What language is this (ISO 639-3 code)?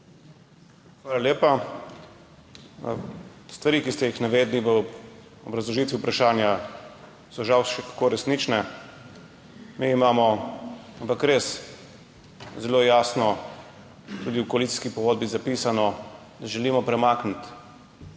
slv